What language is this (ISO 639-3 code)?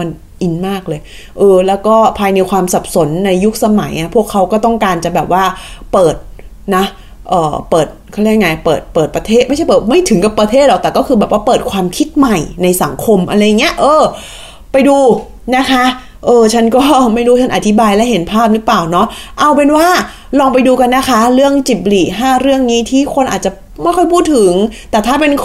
tha